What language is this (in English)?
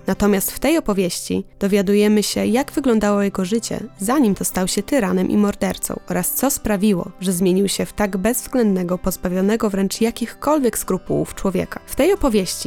Polish